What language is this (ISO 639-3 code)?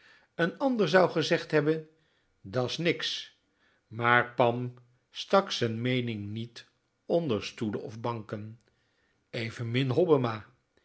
nld